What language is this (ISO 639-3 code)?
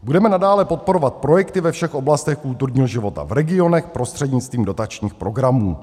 ces